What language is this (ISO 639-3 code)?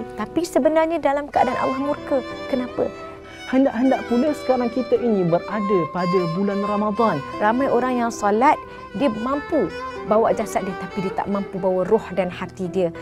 msa